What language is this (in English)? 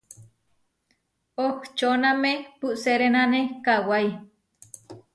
Huarijio